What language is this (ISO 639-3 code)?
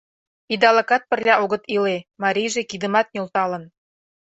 chm